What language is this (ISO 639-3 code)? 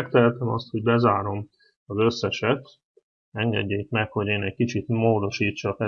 hun